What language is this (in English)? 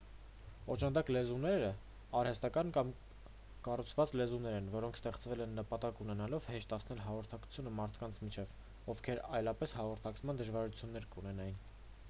Armenian